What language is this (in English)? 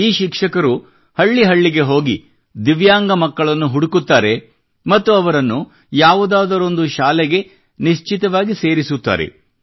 Kannada